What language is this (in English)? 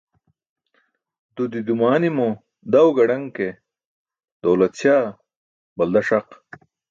Burushaski